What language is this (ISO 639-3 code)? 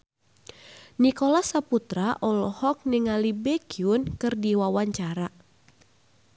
sun